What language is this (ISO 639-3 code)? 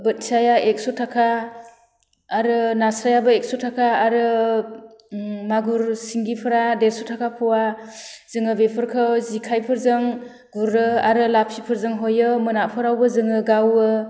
brx